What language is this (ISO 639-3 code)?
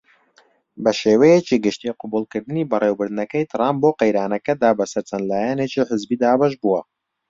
ckb